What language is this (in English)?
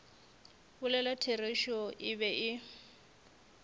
Northern Sotho